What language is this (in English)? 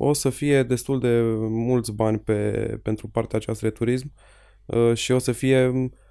Romanian